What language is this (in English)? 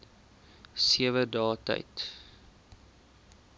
Afrikaans